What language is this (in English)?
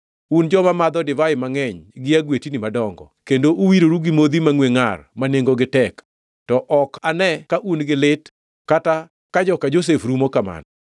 Luo (Kenya and Tanzania)